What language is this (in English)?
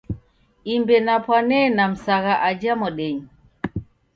Taita